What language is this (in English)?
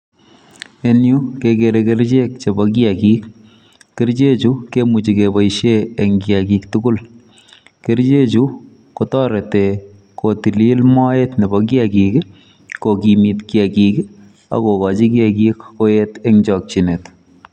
Kalenjin